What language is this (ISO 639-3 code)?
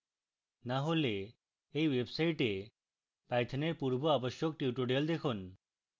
ben